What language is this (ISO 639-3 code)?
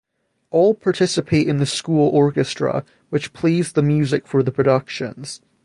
eng